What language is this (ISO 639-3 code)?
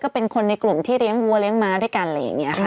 tha